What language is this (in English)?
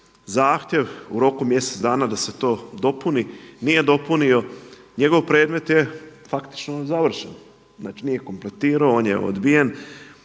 Croatian